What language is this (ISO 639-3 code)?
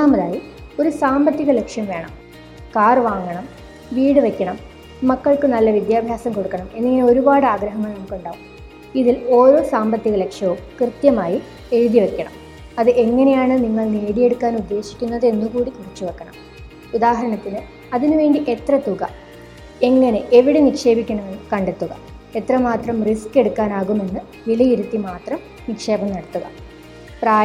mal